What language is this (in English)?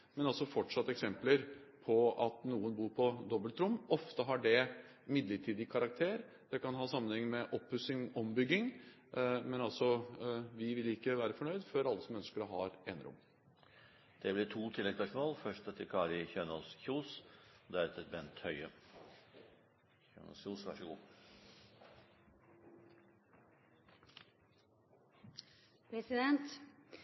Norwegian